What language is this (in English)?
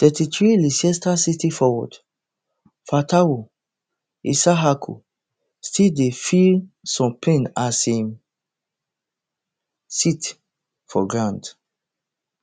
Nigerian Pidgin